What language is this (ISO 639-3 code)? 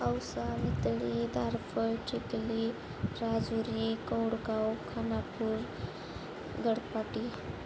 mar